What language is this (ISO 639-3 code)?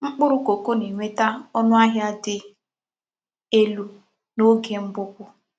ibo